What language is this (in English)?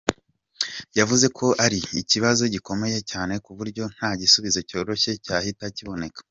Kinyarwanda